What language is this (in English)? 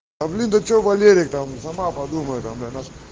Russian